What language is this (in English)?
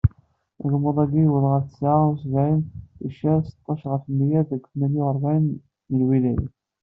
Kabyle